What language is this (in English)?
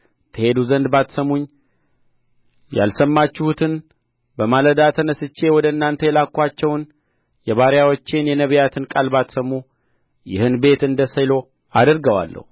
Amharic